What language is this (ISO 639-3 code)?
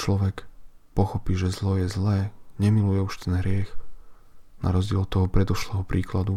slk